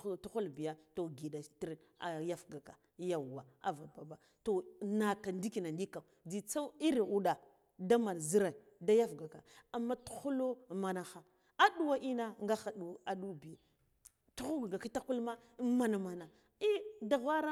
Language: Guduf-Gava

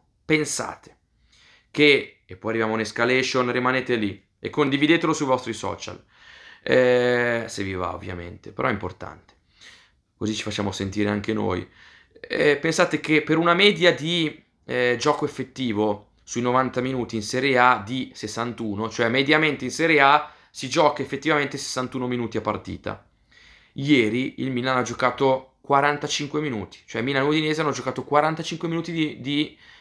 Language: Italian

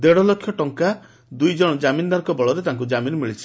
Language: Odia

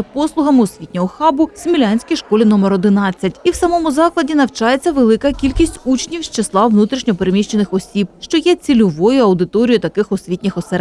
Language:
Ukrainian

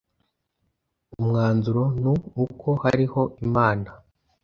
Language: Kinyarwanda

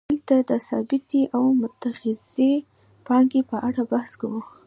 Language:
Pashto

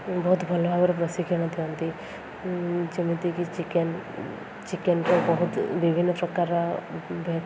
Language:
Odia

